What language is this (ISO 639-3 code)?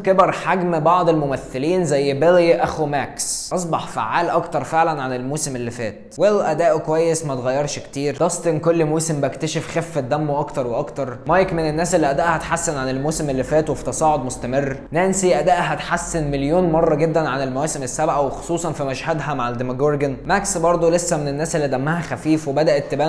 ara